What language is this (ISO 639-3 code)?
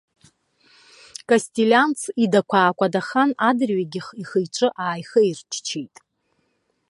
abk